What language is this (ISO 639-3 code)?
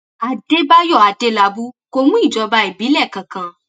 yor